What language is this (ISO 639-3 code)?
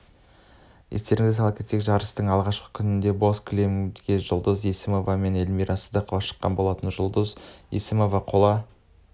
kaz